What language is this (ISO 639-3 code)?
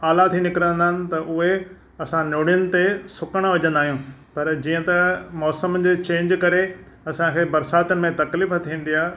snd